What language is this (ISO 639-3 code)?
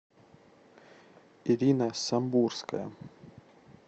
rus